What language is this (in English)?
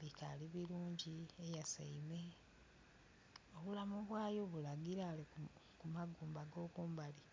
Soga